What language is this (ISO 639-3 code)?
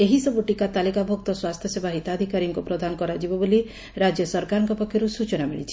ori